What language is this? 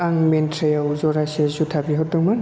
Bodo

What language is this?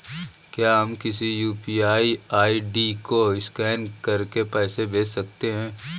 Hindi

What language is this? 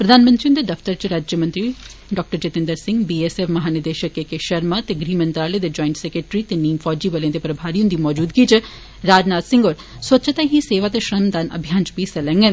Dogri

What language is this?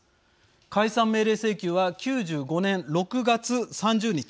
Japanese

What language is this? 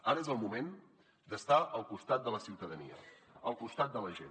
Catalan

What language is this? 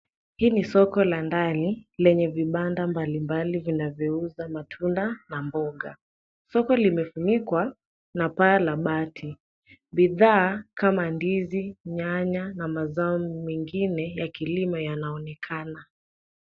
Swahili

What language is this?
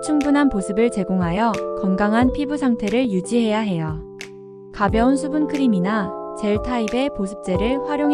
Korean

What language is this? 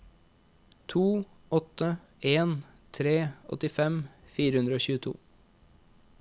Norwegian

